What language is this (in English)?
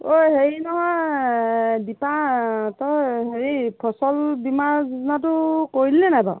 Assamese